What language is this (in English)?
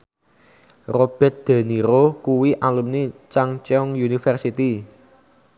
Javanese